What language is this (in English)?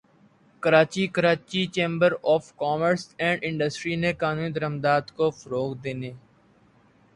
Urdu